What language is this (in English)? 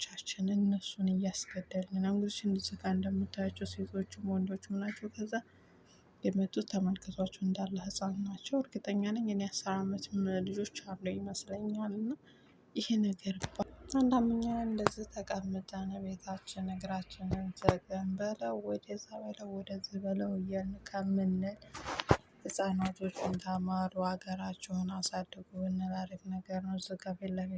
Arabic